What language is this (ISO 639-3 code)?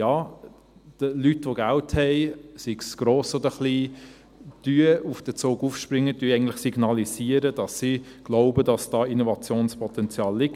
gsw